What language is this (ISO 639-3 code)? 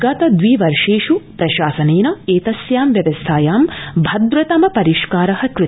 san